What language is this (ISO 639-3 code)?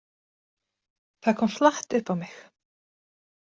isl